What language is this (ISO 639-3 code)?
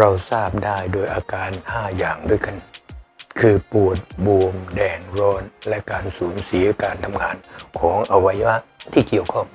tha